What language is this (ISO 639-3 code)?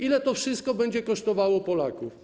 pol